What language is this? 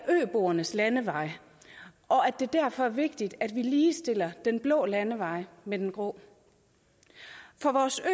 Danish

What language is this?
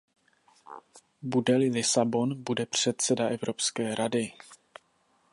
Czech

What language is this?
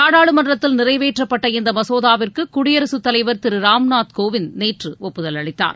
Tamil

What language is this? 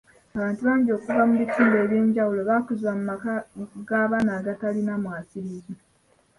Ganda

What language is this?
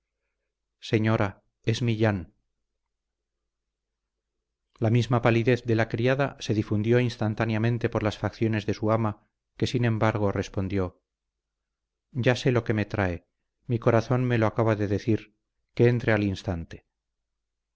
Spanish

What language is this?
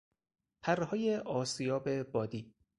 Persian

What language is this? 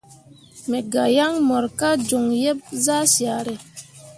Mundang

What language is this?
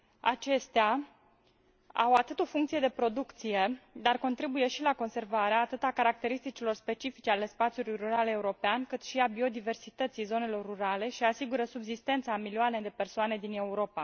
Romanian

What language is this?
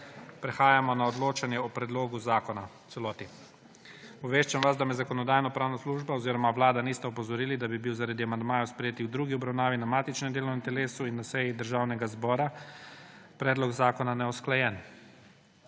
Slovenian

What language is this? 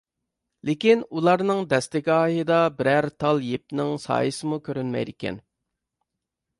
Uyghur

